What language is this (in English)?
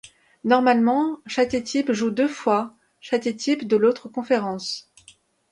French